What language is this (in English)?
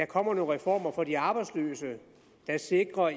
Danish